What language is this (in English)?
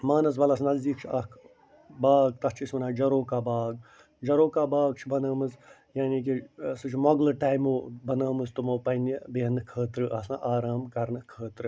Kashmiri